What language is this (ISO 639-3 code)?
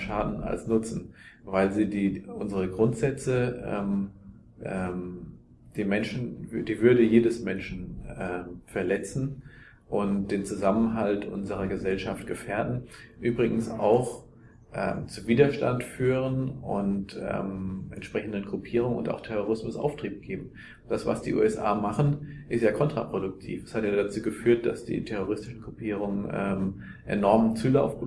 deu